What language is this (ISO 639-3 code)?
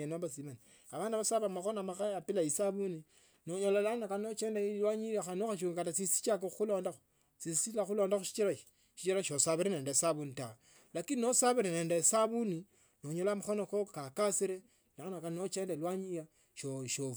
lto